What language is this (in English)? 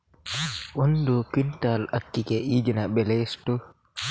Kannada